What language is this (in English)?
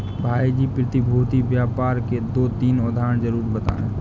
Hindi